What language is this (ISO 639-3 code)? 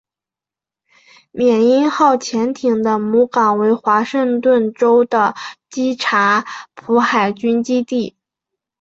zho